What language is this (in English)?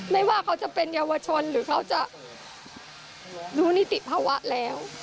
Thai